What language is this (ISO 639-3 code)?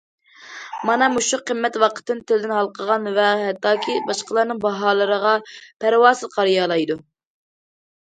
uig